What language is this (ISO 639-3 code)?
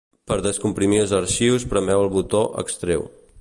cat